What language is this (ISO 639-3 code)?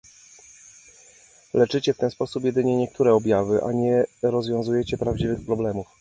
pol